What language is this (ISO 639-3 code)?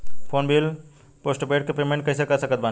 bho